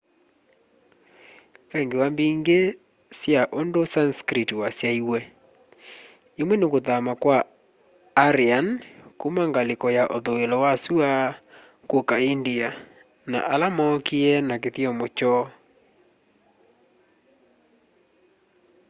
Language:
Kamba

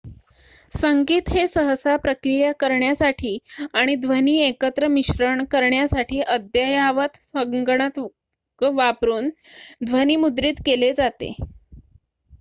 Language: Marathi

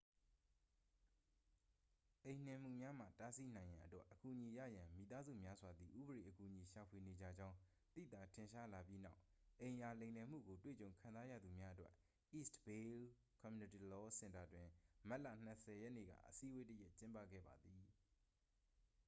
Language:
Burmese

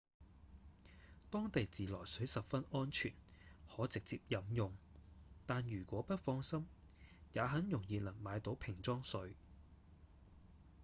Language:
Cantonese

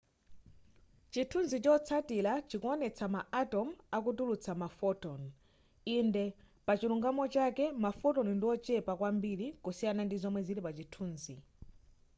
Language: Nyanja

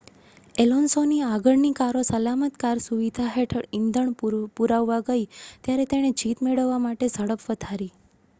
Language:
Gujarati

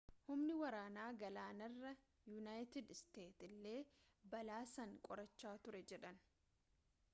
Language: Oromo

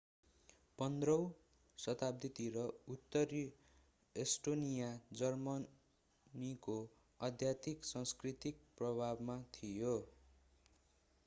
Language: Nepali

